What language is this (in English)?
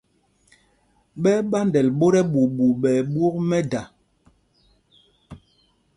Mpumpong